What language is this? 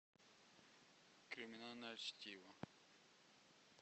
Russian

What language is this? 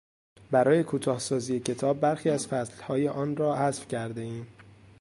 Persian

